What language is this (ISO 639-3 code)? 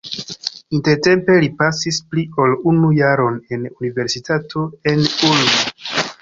epo